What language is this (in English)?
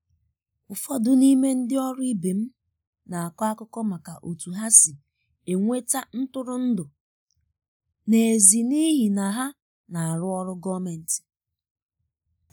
Igbo